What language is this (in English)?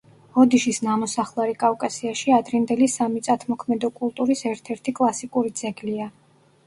Georgian